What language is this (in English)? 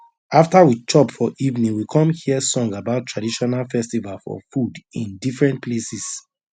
Nigerian Pidgin